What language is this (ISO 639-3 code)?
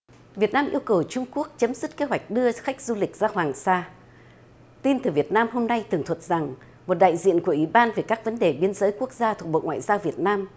vie